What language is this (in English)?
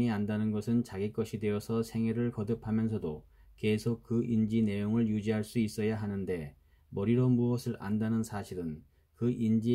Korean